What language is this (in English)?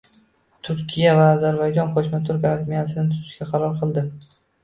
Uzbek